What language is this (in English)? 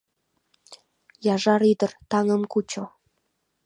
Mari